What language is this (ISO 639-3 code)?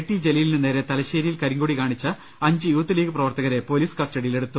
mal